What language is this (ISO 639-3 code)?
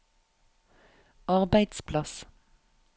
nor